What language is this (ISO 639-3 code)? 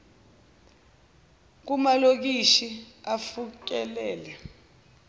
zul